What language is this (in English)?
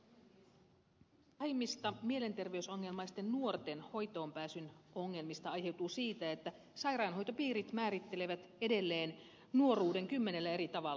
Finnish